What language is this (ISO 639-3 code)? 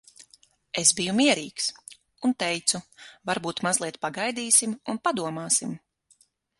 lav